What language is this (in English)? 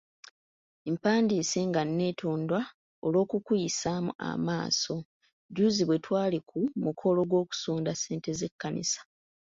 Ganda